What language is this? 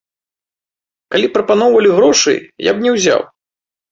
Belarusian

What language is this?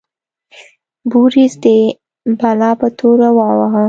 Pashto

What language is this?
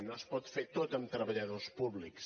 Catalan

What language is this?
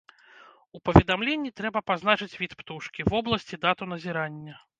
Belarusian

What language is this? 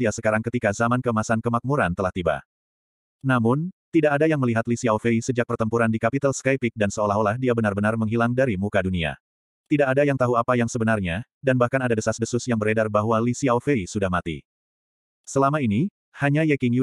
Indonesian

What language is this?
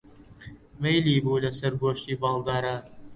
Central Kurdish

